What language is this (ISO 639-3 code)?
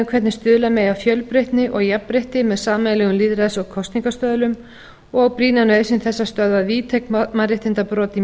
isl